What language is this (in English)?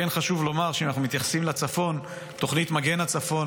Hebrew